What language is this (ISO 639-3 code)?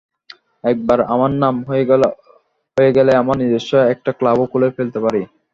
ben